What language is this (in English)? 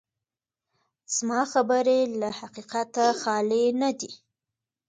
Pashto